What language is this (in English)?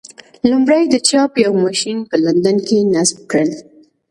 Pashto